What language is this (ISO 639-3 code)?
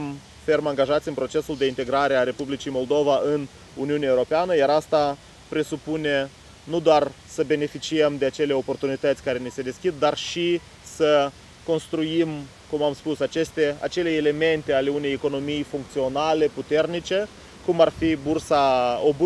ron